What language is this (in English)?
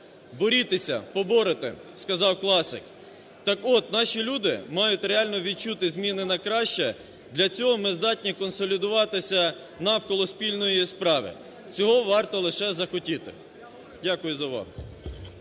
Ukrainian